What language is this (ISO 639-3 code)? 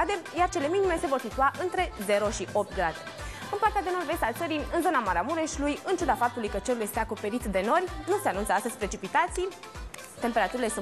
ron